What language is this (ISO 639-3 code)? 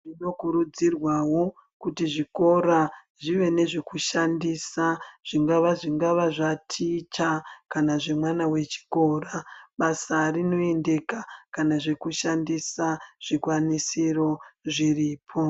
ndc